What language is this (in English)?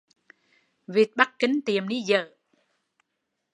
Vietnamese